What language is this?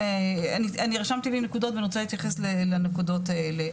Hebrew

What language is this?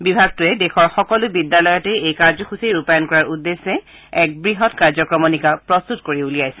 Assamese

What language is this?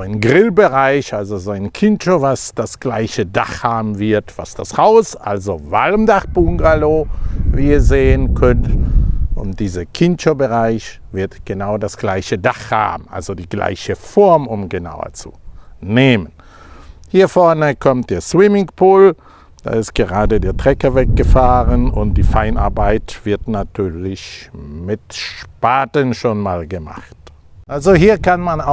German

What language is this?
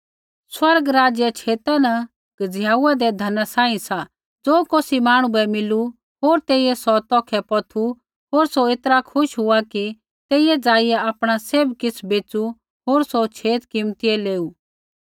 Kullu Pahari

